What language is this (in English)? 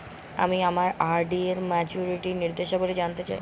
Bangla